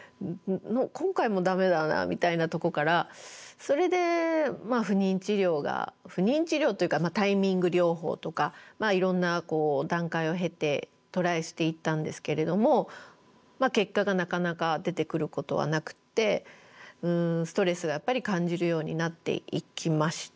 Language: Japanese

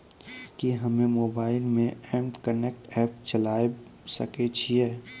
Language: Maithili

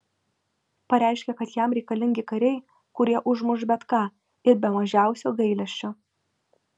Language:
Lithuanian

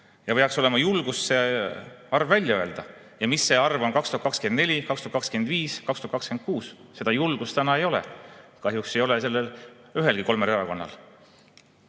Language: Estonian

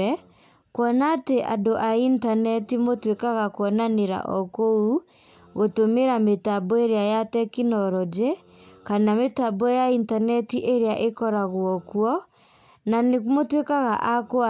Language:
Kikuyu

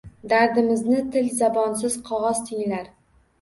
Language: Uzbek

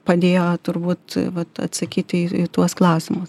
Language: Lithuanian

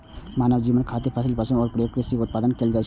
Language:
Maithili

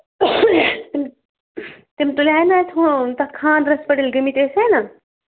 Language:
Kashmiri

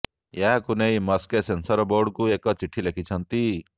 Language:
Odia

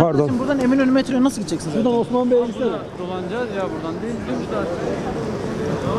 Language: Turkish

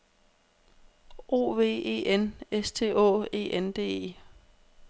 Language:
Danish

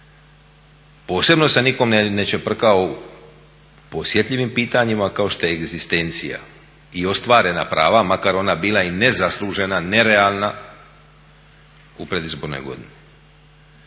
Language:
Croatian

